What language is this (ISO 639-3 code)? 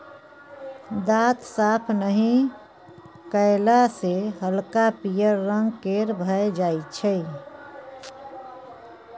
mai